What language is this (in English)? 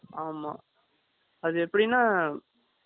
Tamil